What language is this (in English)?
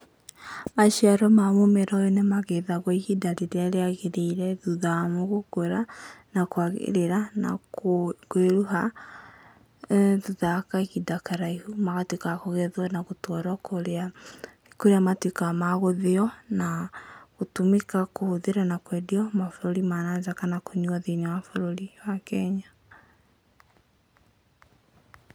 Kikuyu